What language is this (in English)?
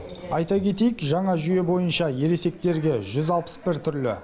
Kazakh